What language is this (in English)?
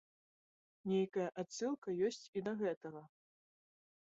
Belarusian